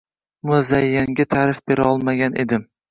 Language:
Uzbek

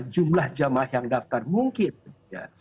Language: Indonesian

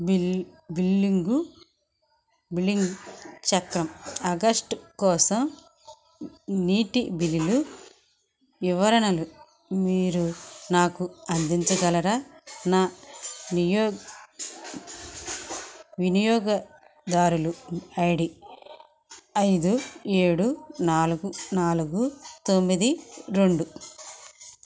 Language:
Telugu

